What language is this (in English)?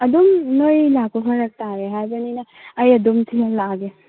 Manipuri